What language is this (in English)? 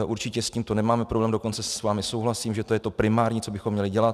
Czech